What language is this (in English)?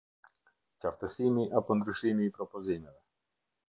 Albanian